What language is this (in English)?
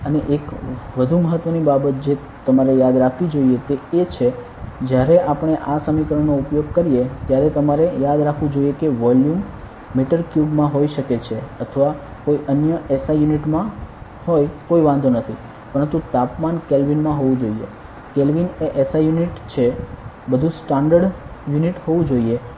Gujarati